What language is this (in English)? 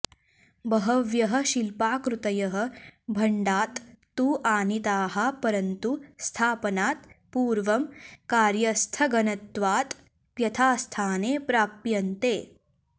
Sanskrit